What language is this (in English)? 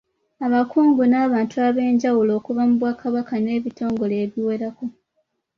Ganda